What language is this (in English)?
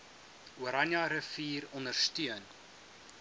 Afrikaans